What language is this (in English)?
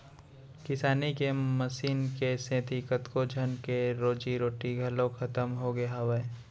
Chhattisgarhi